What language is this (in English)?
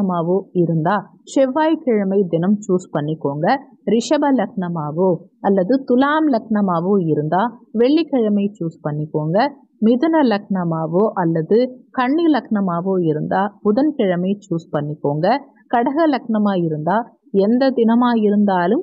Tamil